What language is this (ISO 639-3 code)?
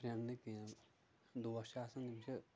kas